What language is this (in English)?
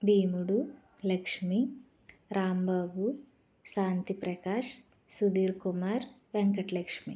Telugu